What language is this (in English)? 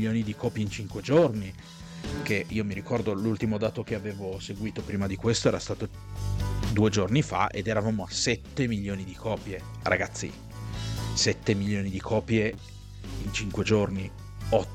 Italian